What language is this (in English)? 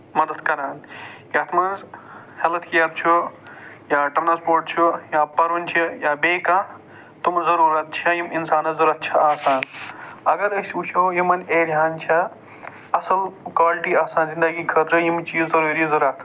Kashmiri